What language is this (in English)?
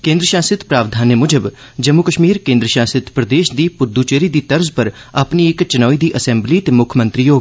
Dogri